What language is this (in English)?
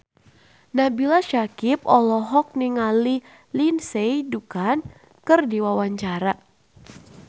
Sundanese